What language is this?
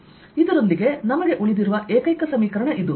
Kannada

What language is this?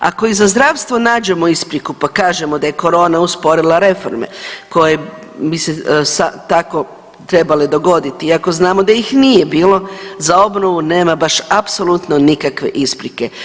Croatian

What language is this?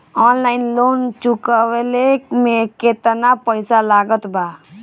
Bhojpuri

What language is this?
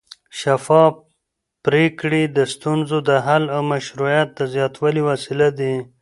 Pashto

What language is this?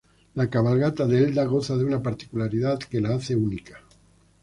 Spanish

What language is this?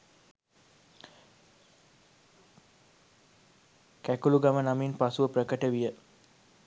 Sinhala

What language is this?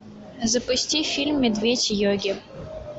Russian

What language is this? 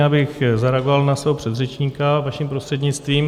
Czech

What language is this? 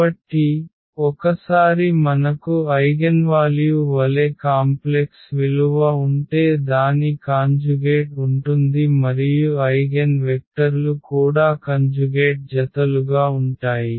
Telugu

